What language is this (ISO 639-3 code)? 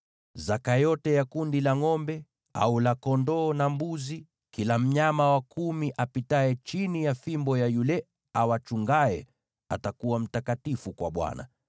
swa